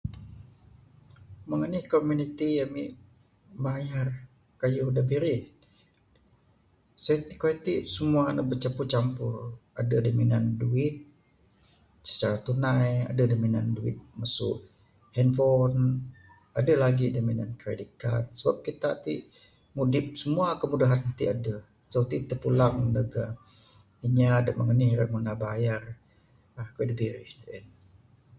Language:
Bukar-Sadung Bidayuh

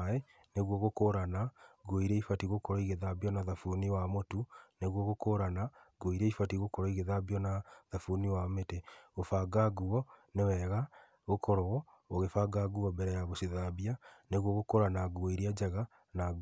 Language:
Kikuyu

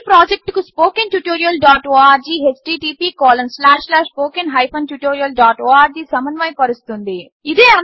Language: Telugu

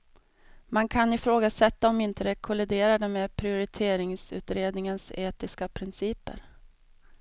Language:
Swedish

